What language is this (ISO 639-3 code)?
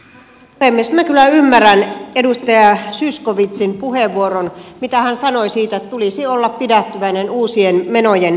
fin